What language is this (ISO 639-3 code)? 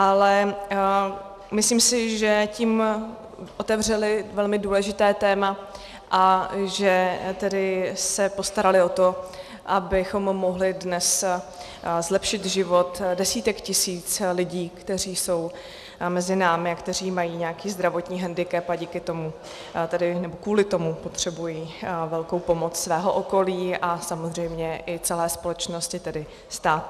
ces